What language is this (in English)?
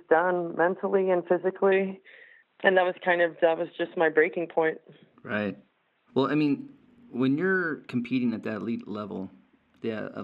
English